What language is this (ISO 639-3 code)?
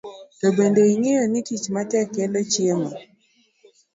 luo